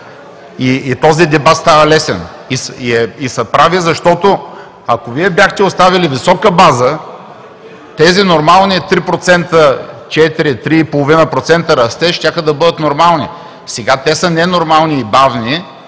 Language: Bulgarian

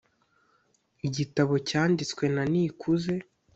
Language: Kinyarwanda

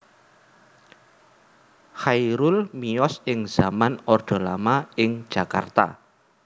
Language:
Javanese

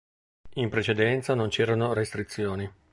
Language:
Italian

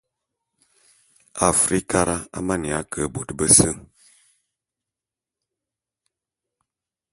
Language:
Bulu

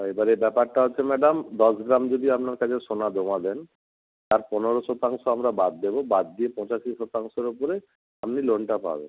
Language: Bangla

